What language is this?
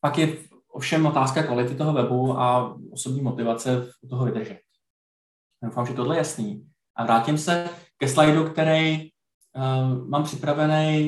Czech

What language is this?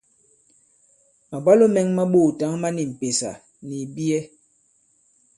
Bankon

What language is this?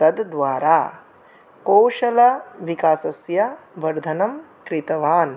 Sanskrit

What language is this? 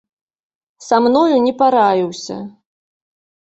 Belarusian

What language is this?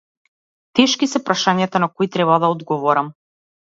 Macedonian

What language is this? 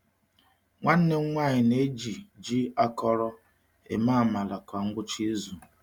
Igbo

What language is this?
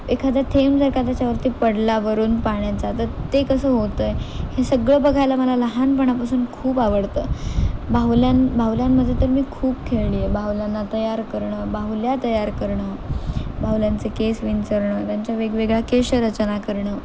Marathi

